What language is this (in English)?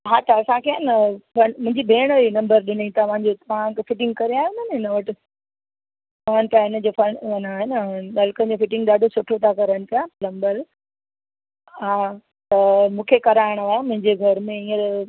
Sindhi